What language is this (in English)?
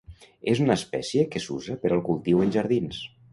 Catalan